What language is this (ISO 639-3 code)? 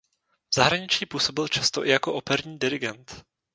ces